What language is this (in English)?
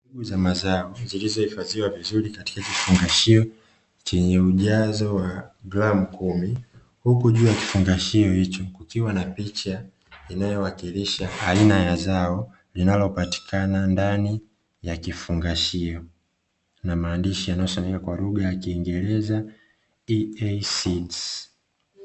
Swahili